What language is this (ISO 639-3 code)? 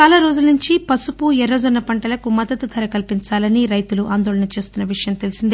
tel